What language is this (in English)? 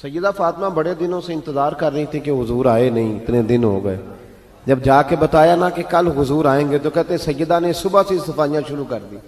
Hindi